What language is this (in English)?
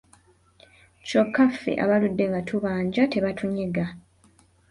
Ganda